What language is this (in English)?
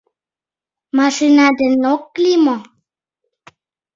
Mari